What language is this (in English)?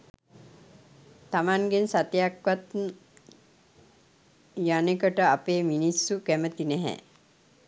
Sinhala